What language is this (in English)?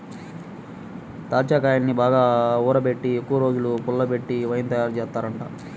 Telugu